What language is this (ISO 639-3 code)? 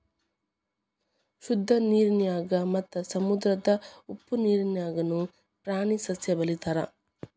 kan